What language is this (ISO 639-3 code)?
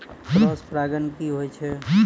mai